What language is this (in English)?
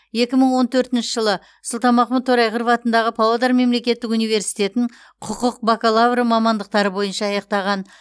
Kazakh